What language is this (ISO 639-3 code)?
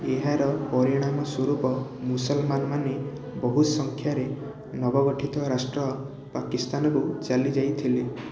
ori